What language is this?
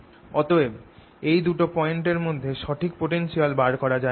Bangla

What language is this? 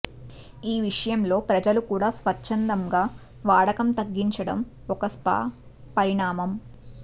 Telugu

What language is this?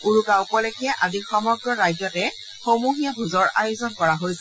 Assamese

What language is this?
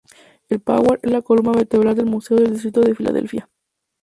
Spanish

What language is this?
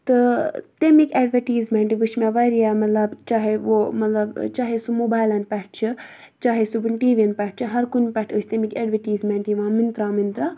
Kashmiri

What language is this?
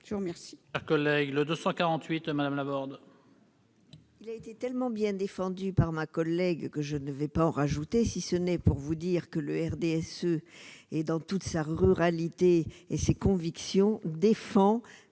French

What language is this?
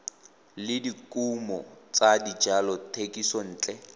Tswana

